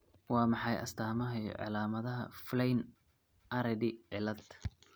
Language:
Somali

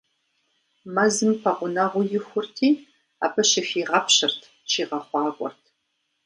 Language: Kabardian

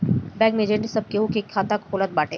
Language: Bhojpuri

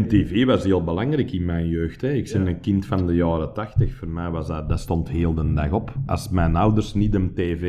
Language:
Dutch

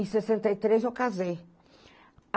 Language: Portuguese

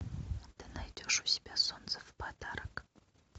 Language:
Russian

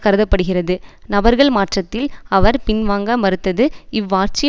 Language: Tamil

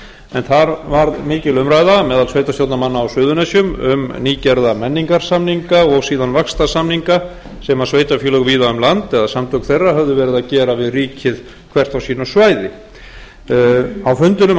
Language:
Icelandic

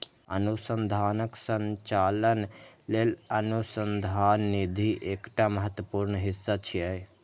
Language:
Maithili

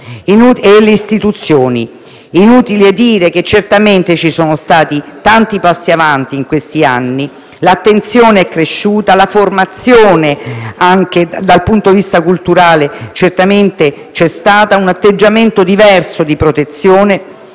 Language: Italian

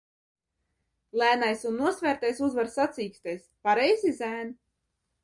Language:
Latvian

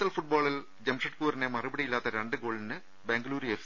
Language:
Malayalam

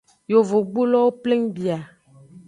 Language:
Aja (Benin)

